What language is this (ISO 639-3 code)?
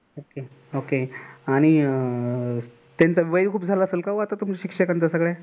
mar